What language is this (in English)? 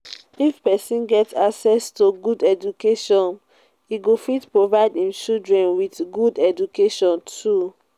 Nigerian Pidgin